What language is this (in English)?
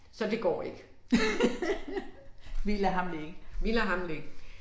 Danish